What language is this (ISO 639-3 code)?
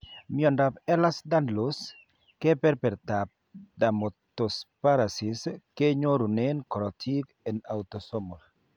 kln